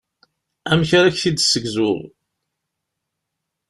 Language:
Kabyle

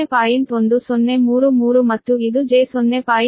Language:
Kannada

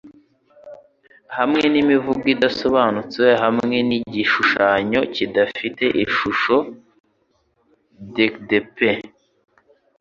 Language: Kinyarwanda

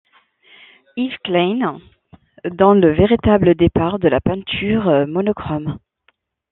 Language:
French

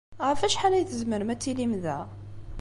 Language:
Kabyle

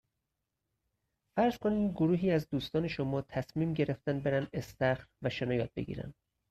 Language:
Persian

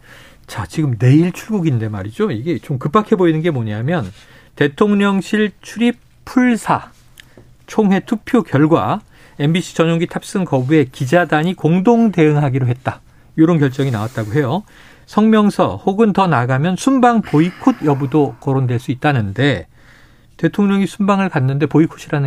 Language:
Korean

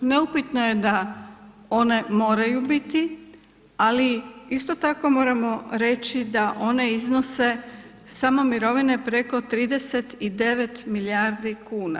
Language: Croatian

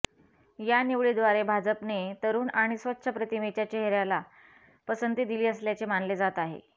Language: Marathi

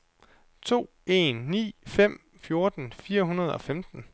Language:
Danish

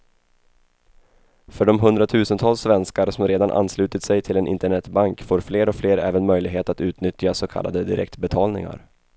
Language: Swedish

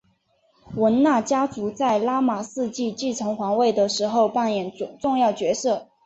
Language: Chinese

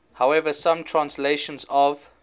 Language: English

